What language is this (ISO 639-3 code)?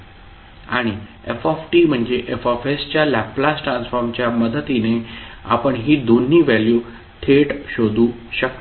mar